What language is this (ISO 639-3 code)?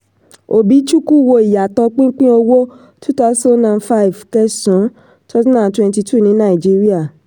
yor